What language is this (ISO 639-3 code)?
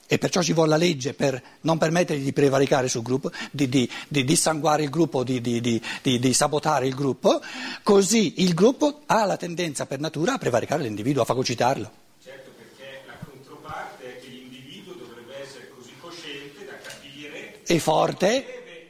ita